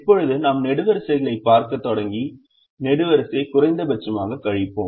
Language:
Tamil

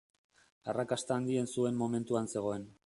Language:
Basque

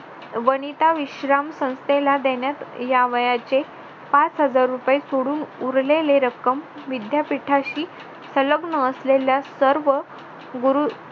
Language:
Marathi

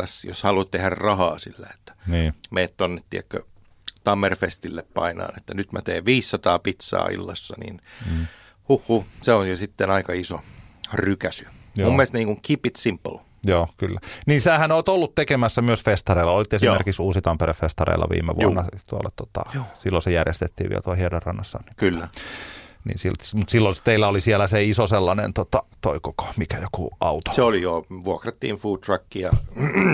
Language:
Finnish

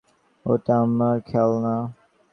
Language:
Bangla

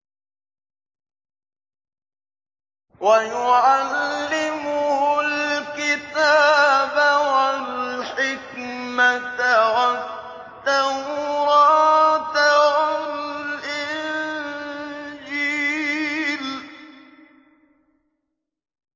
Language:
Arabic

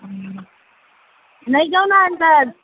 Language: Nepali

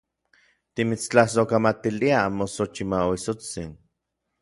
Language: Orizaba Nahuatl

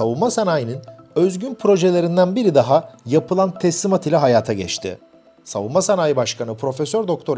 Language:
Turkish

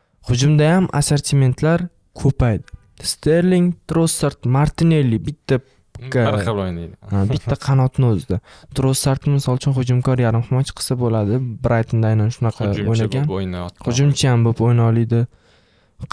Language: Turkish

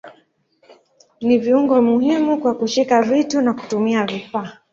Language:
Swahili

